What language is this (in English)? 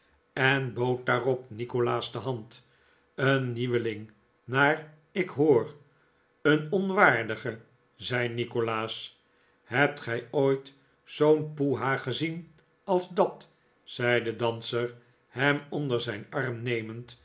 Dutch